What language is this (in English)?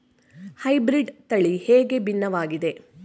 Kannada